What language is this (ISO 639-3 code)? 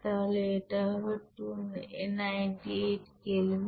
ben